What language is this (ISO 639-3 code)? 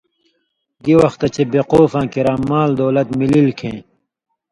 mvy